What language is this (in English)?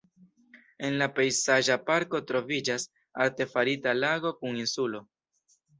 Esperanto